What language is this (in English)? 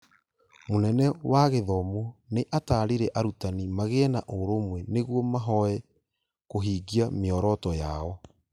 Kikuyu